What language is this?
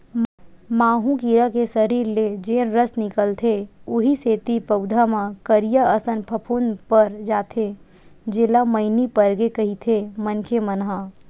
Chhattisgarhi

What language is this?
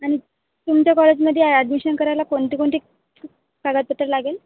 Marathi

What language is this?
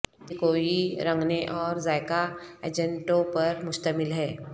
Urdu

